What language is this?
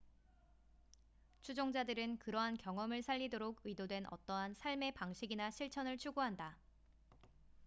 Korean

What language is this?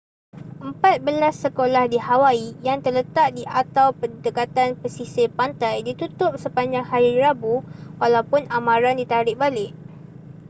Malay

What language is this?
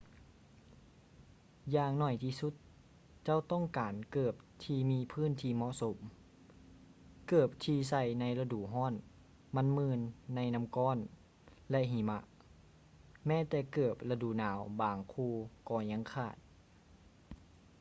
Lao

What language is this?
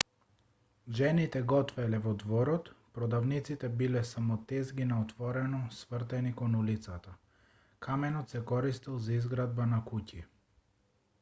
Macedonian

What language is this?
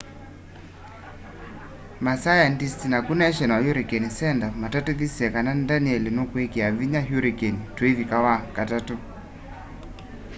Kamba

